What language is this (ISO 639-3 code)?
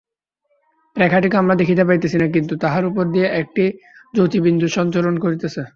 ben